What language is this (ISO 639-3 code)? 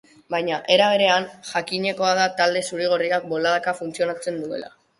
eus